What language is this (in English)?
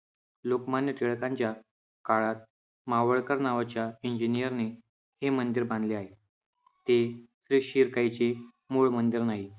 Marathi